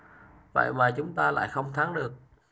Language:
Vietnamese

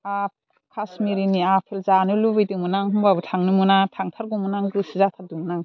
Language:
Bodo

